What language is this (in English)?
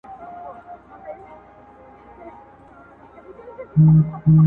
Pashto